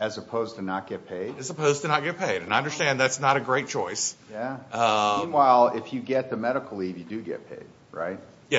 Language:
English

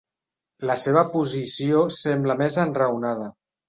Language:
Catalan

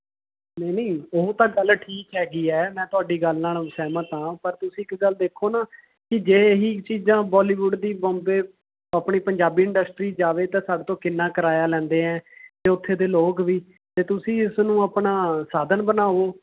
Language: Punjabi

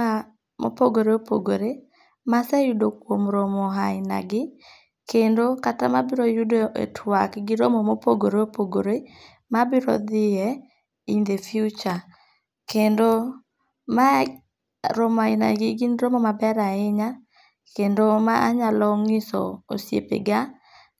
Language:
Luo (Kenya and Tanzania)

